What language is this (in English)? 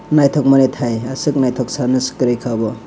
Kok Borok